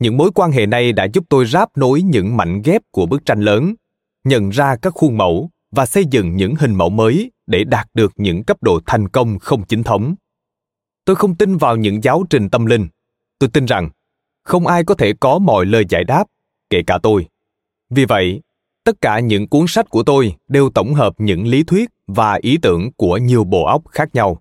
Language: Vietnamese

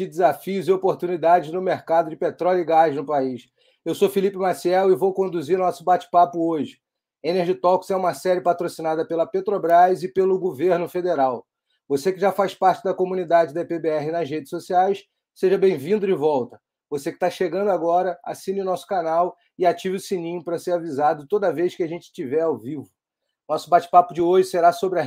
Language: Portuguese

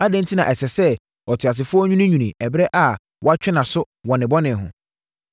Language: Akan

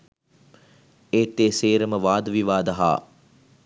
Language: Sinhala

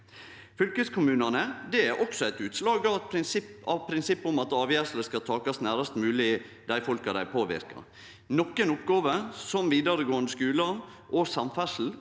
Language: Norwegian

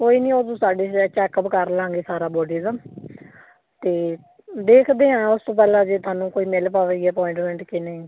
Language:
Punjabi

